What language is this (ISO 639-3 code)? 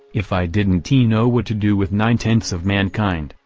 eng